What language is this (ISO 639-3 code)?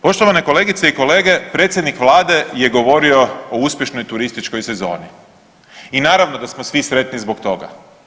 hrv